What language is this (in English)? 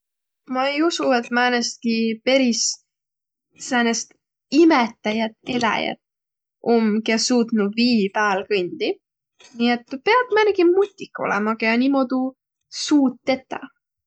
Võro